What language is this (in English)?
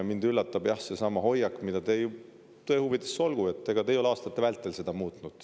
Estonian